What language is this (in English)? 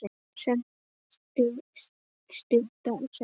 Icelandic